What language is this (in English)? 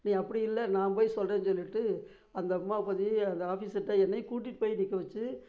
Tamil